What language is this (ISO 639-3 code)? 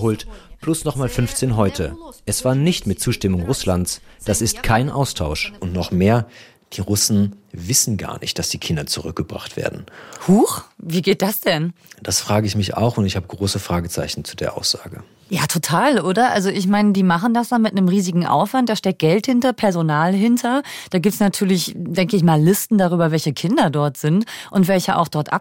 deu